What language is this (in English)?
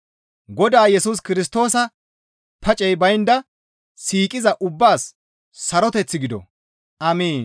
Gamo